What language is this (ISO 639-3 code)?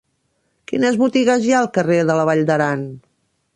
cat